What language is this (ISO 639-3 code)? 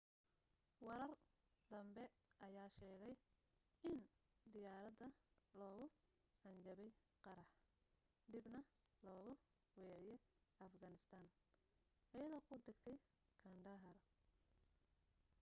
som